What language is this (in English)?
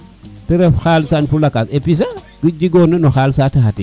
Serer